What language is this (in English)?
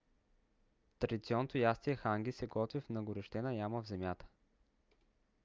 Bulgarian